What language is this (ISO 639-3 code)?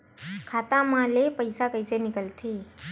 hne